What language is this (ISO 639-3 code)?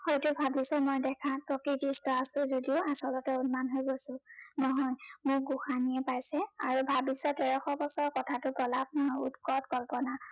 asm